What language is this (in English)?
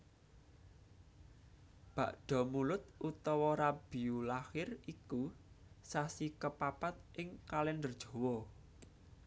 Javanese